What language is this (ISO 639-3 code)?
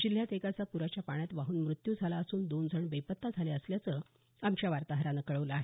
mar